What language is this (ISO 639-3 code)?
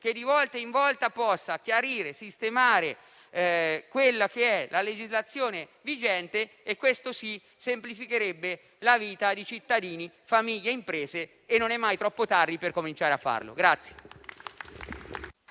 ita